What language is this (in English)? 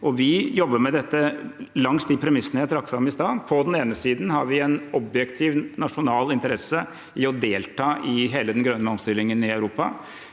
Norwegian